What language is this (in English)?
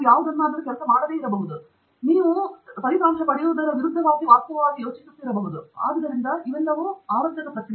Kannada